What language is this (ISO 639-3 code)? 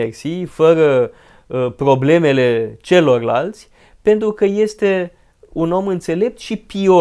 ron